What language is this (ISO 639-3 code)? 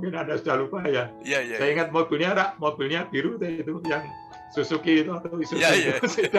ind